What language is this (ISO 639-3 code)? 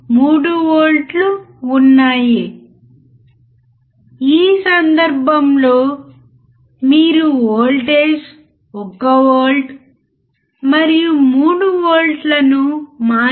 tel